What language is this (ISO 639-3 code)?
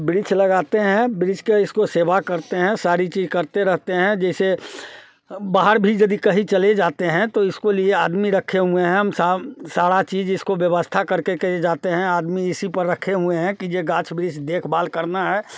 hin